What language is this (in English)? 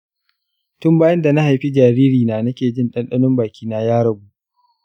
Hausa